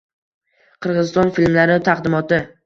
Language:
Uzbek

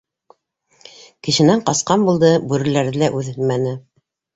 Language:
Bashkir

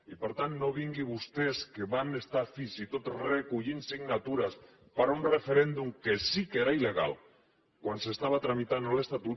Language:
Catalan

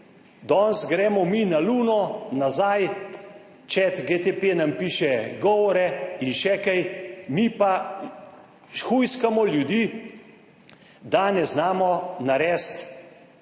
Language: Slovenian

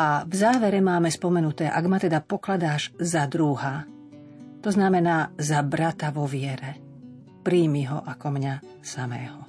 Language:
Slovak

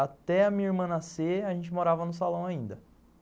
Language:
Portuguese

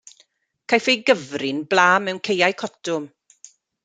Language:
Welsh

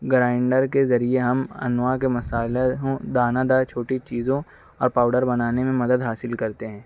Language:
Urdu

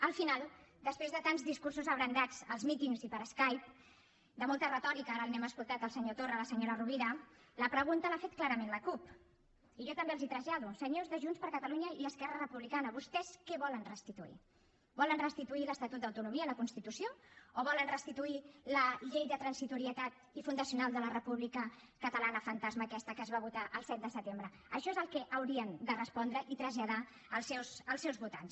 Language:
Catalan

